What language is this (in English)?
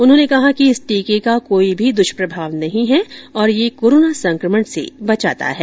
Hindi